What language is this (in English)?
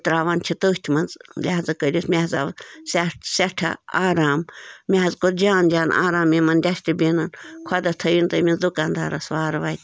Kashmiri